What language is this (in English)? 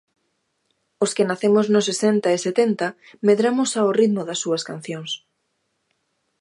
Galician